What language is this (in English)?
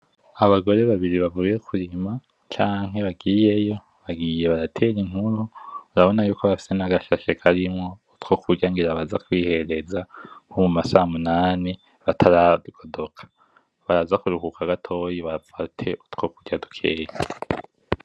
Rundi